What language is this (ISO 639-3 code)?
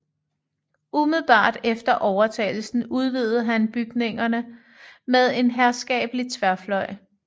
dan